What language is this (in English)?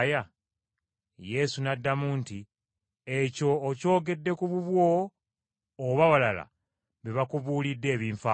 Ganda